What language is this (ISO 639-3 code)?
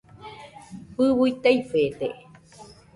hux